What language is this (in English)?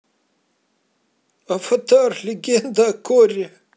Russian